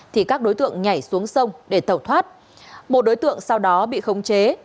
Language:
Vietnamese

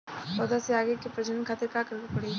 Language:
Bhojpuri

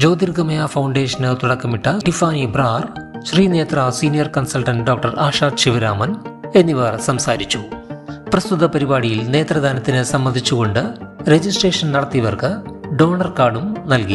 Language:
Arabic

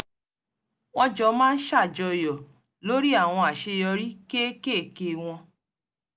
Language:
Yoruba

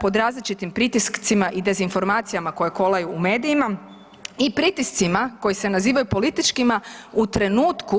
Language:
Croatian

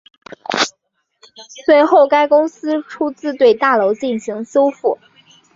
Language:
Chinese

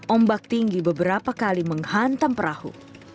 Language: Indonesian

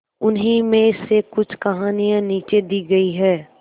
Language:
Hindi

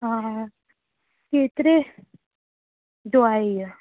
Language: Sindhi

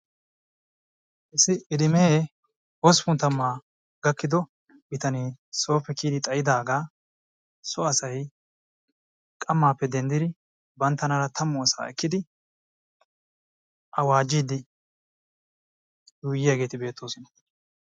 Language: Wolaytta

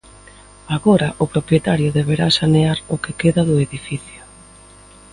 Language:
Galician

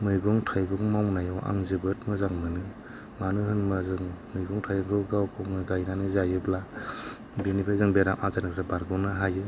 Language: Bodo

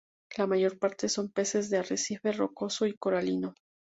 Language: Spanish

